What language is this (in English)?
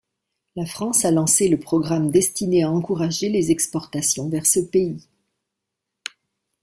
French